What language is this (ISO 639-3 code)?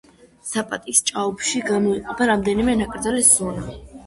kat